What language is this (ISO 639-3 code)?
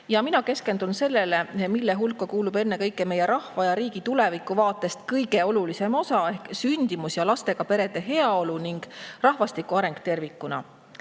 est